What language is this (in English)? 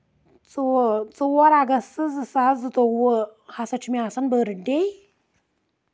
Kashmiri